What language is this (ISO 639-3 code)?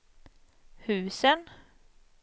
swe